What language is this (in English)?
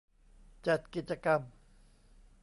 Thai